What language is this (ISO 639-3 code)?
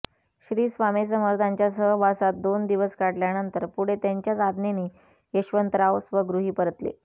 mar